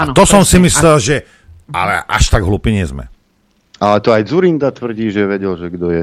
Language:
Slovak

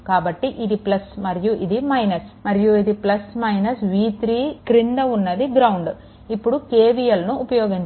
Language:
Telugu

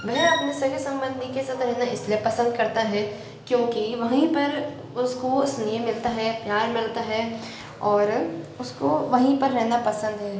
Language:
Hindi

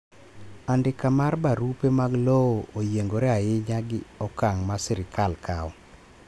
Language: Luo (Kenya and Tanzania)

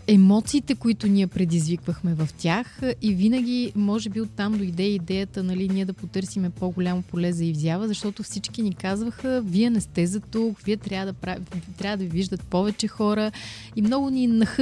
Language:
Bulgarian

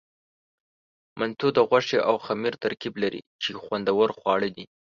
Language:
Pashto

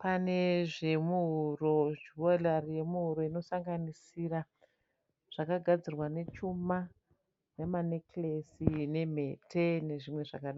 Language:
Shona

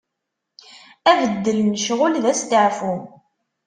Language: Kabyle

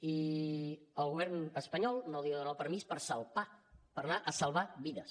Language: Catalan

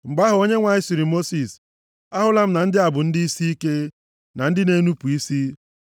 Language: Igbo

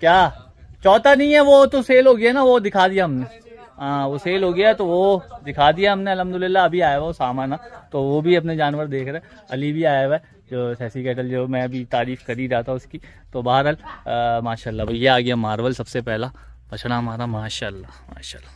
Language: Hindi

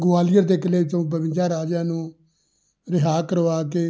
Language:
Punjabi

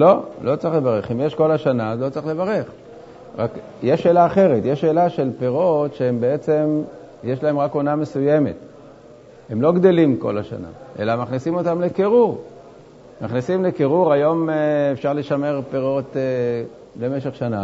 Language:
Hebrew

